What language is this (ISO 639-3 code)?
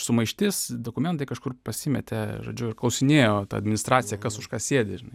lit